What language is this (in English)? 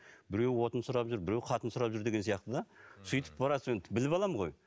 Kazakh